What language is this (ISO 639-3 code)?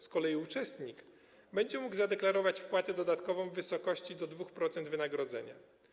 pol